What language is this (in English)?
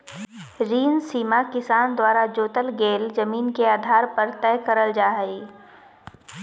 Magahi